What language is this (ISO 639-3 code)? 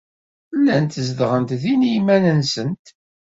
kab